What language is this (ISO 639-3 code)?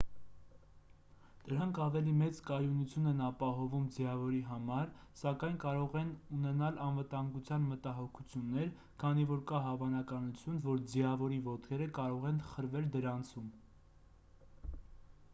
hye